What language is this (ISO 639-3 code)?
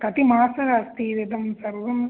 san